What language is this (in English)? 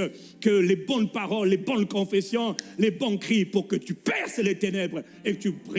French